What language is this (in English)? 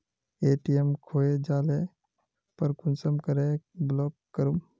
Magahi